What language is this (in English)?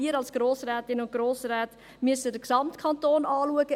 Swiss German